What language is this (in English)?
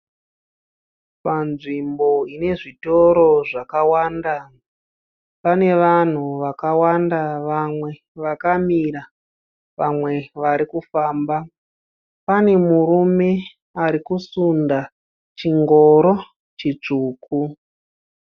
Shona